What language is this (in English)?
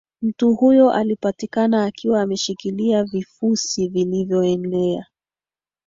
Swahili